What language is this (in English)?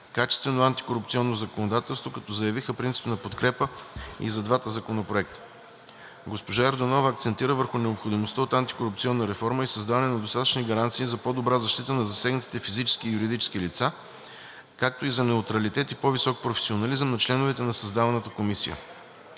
Bulgarian